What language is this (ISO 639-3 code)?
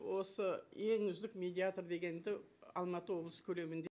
kaz